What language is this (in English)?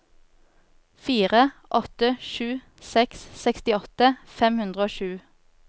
Norwegian